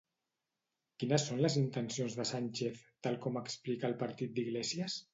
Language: Catalan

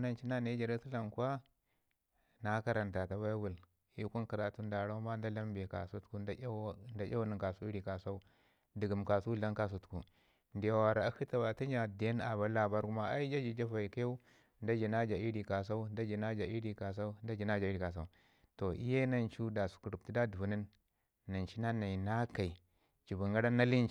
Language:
Ngizim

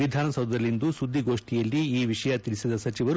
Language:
Kannada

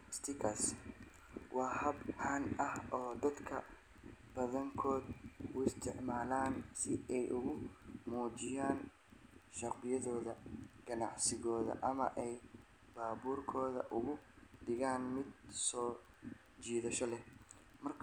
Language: Somali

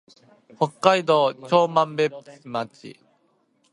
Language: Japanese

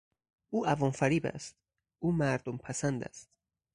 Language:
Persian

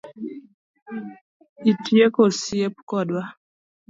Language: Luo (Kenya and Tanzania)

